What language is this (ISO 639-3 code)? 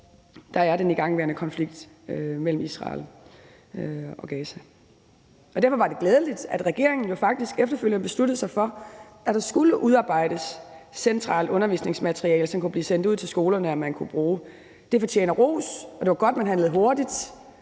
dan